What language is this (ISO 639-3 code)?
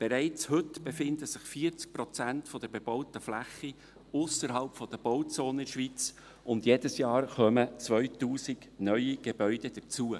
gsw